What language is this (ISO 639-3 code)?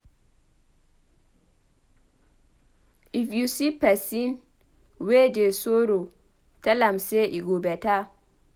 pcm